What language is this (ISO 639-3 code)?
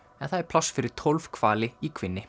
isl